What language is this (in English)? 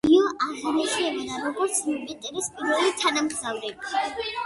Georgian